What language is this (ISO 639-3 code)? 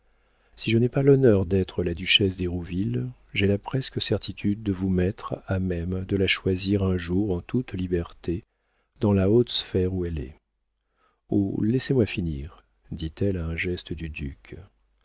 fra